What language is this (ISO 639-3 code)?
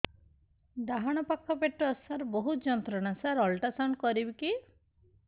ori